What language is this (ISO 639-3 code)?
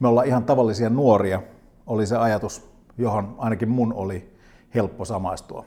fin